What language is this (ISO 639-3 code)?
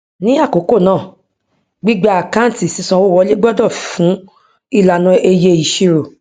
yor